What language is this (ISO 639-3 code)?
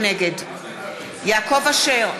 heb